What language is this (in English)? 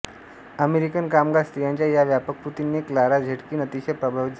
Marathi